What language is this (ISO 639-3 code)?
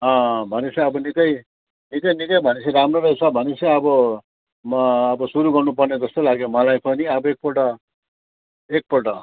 nep